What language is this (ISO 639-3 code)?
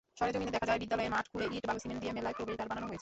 ben